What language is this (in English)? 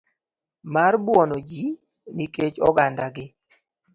Luo (Kenya and Tanzania)